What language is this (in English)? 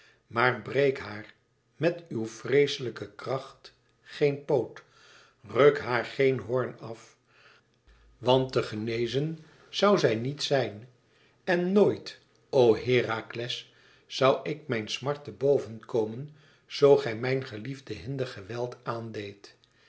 Dutch